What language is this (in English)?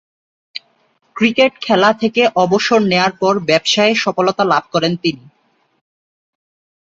Bangla